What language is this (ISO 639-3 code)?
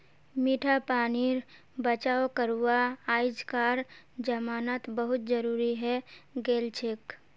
mag